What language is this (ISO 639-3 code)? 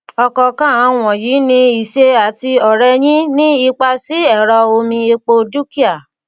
yor